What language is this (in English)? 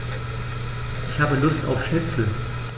German